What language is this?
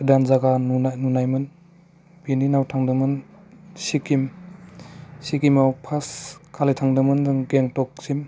Bodo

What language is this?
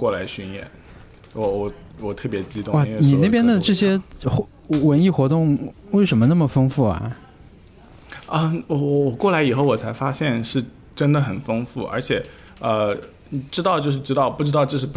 Chinese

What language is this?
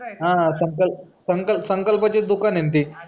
Marathi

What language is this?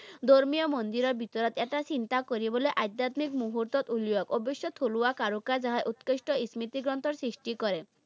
Assamese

